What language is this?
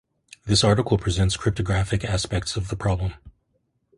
English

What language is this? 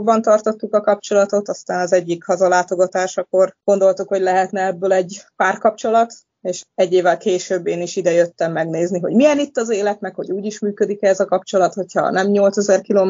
Hungarian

